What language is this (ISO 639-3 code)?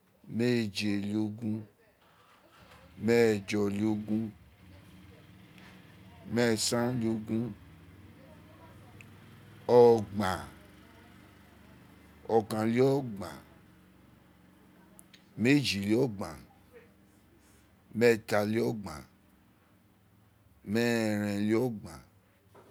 its